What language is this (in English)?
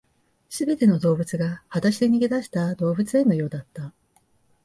Japanese